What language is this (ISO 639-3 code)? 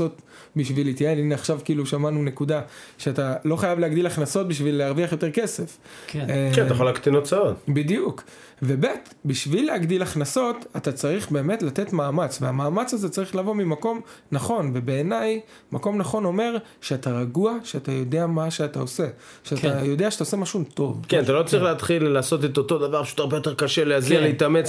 heb